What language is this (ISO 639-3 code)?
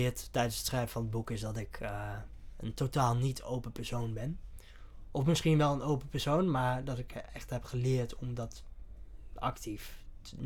nld